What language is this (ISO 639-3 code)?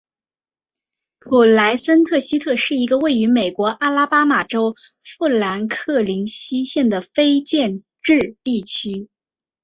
zho